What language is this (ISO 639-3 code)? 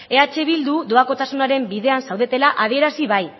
eus